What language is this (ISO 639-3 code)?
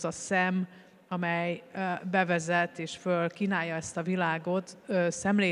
hun